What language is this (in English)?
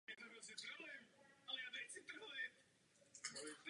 Czech